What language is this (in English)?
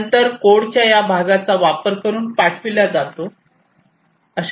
Marathi